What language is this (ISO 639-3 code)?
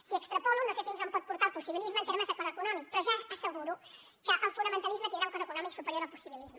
cat